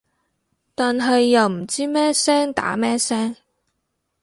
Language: Cantonese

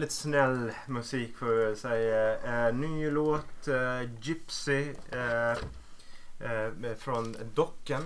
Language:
Swedish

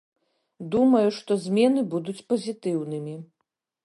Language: Belarusian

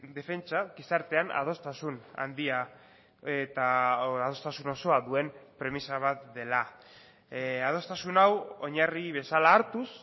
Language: Basque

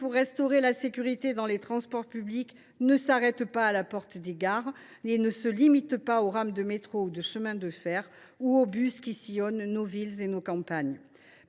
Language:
French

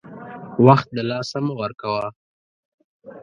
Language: Pashto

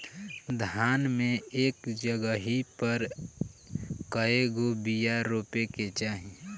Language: Bhojpuri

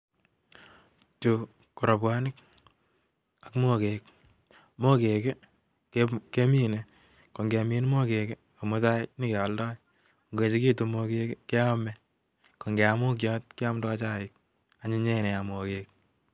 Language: Kalenjin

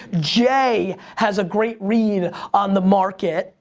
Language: English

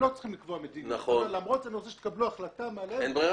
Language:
Hebrew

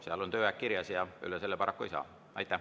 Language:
Estonian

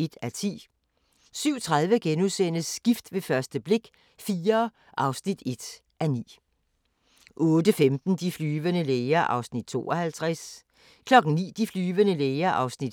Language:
Danish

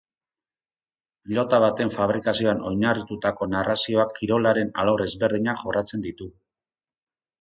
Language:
Basque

